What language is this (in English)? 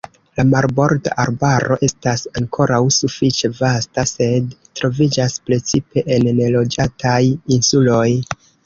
Esperanto